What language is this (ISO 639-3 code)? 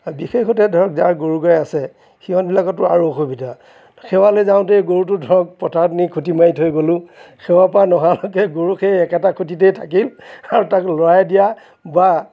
asm